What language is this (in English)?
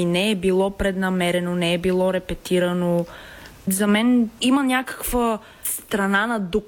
Bulgarian